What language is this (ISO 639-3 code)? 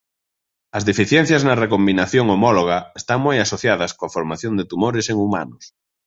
glg